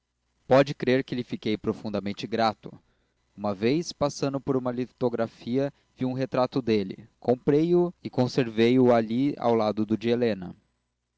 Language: Portuguese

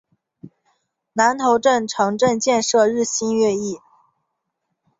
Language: Chinese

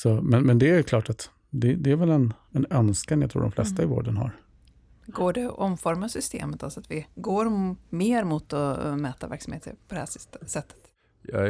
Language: Swedish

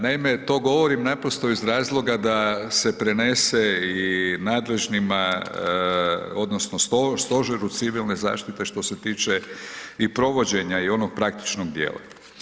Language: Croatian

